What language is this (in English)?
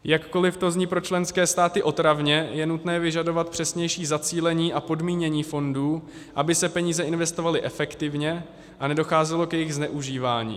Czech